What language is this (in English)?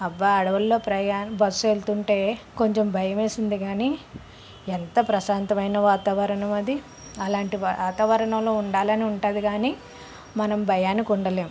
Telugu